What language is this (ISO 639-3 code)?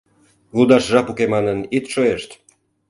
chm